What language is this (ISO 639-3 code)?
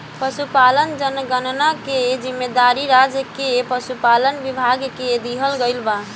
bho